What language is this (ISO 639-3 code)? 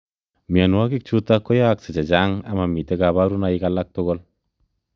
kln